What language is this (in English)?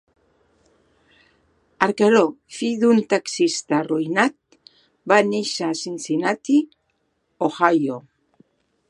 Catalan